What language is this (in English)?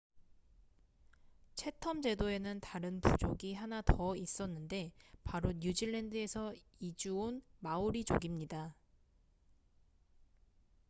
Korean